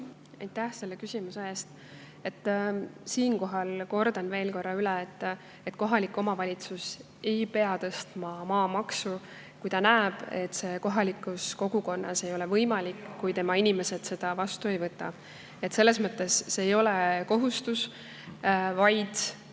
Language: Estonian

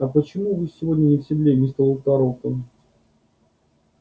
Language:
Russian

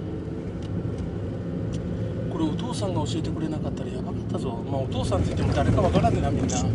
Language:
Japanese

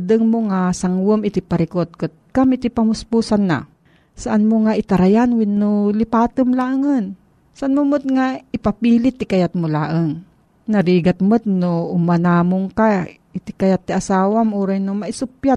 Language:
Filipino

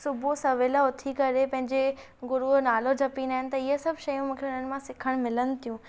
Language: Sindhi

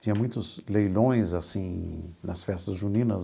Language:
Portuguese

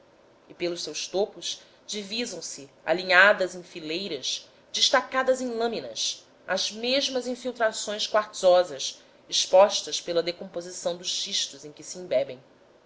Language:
Portuguese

